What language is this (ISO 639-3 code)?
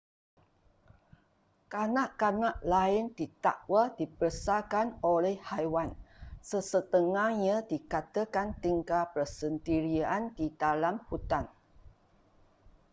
msa